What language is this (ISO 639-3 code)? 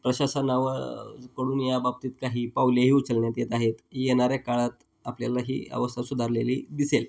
mar